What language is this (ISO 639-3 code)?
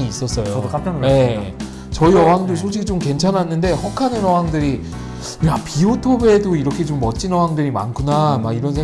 kor